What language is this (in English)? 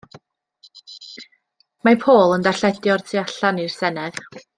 Welsh